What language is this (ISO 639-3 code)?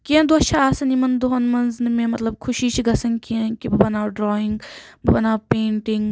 kas